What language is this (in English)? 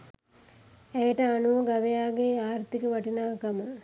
Sinhala